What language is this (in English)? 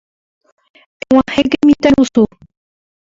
Guarani